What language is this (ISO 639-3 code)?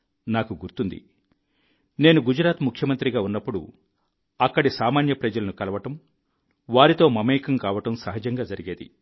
tel